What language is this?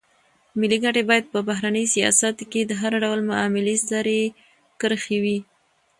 Pashto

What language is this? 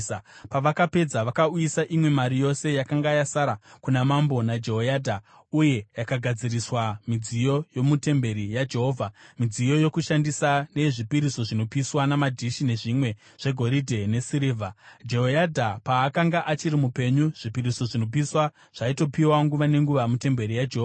Shona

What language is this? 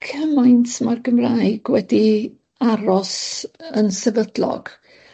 Welsh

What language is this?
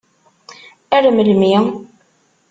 Kabyle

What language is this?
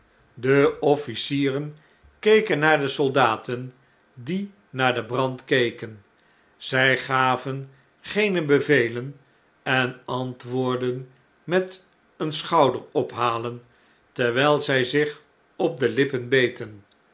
Dutch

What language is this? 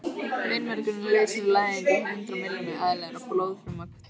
Icelandic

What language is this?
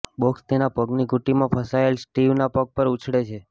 Gujarati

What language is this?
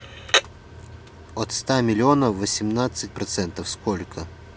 Russian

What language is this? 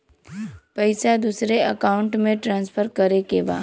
Bhojpuri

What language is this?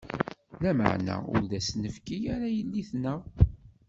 Kabyle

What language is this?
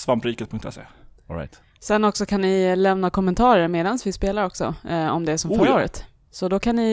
Swedish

